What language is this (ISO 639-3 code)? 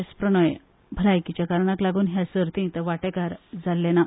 kok